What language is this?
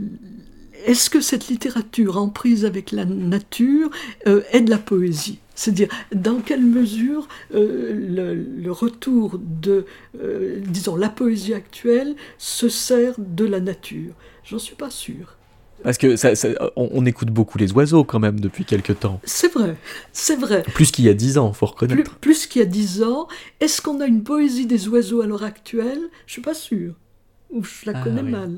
French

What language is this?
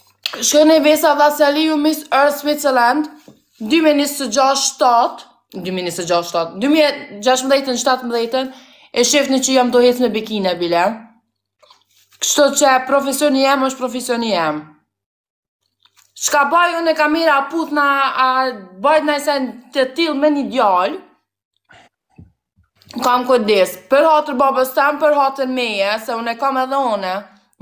Romanian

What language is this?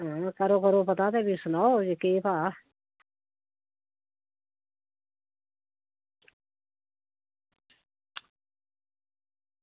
Dogri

